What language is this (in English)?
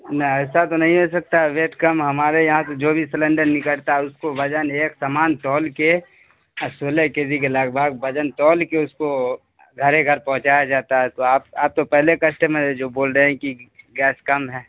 Urdu